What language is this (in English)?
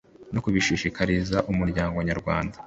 Kinyarwanda